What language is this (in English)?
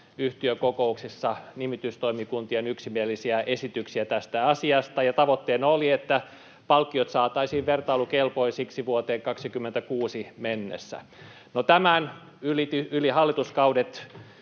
Finnish